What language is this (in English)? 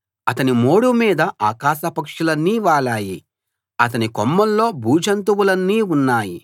Telugu